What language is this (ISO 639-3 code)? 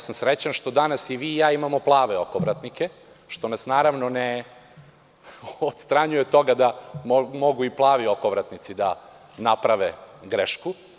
srp